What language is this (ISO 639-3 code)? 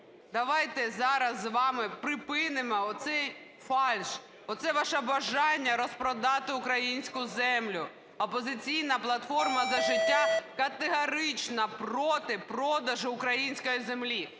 ukr